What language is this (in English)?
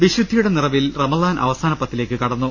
Malayalam